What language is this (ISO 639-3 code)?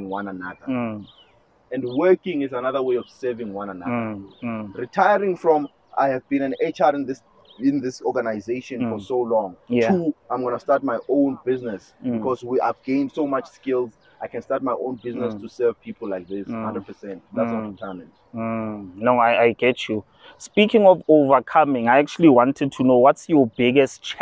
eng